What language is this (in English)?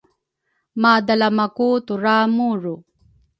Rukai